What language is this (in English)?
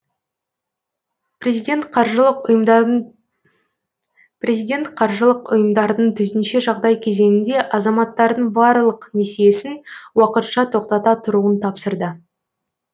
Kazakh